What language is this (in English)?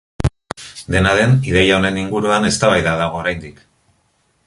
Basque